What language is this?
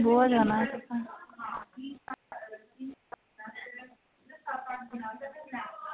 Dogri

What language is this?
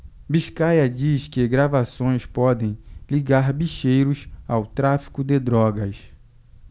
Portuguese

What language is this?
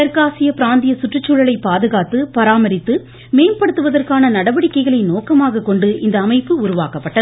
Tamil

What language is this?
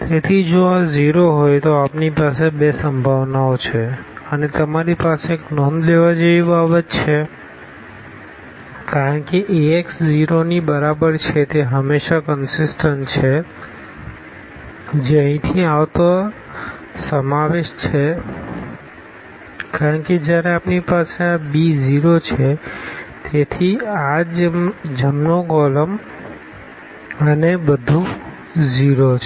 Gujarati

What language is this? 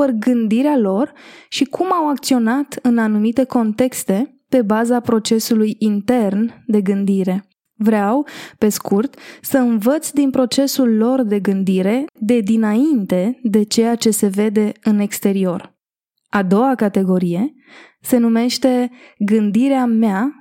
Romanian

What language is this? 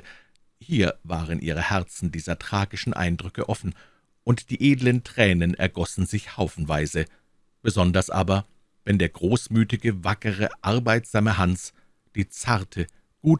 German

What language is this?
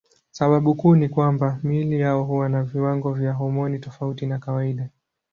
Swahili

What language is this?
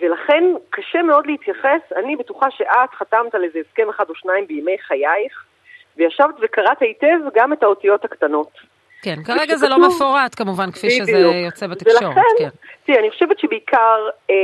Hebrew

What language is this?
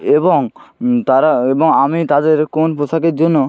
Bangla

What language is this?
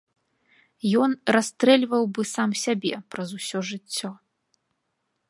Belarusian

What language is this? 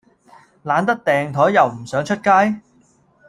Cantonese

